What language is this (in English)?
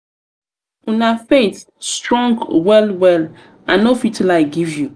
Nigerian Pidgin